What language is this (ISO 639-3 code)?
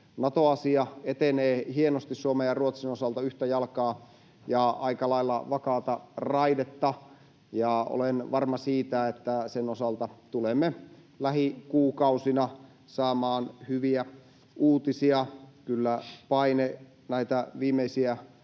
fin